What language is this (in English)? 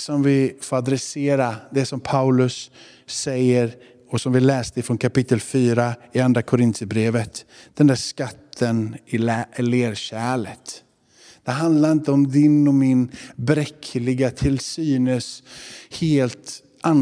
Swedish